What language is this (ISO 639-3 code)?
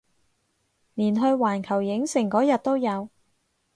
yue